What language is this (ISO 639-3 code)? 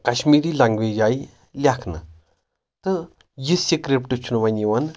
kas